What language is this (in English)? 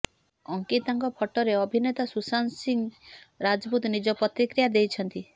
Odia